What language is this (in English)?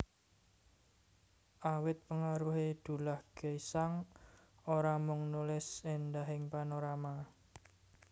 Javanese